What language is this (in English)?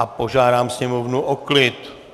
Czech